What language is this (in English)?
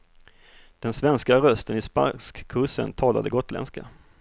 Swedish